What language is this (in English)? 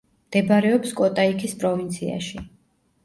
Georgian